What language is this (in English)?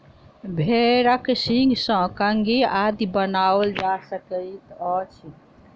Maithili